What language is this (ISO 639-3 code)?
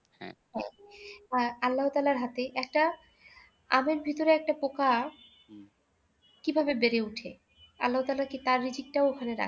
ben